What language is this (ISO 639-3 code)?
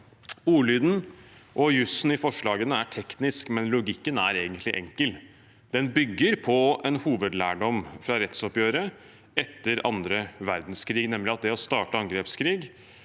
nor